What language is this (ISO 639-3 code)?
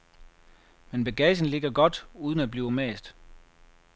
dan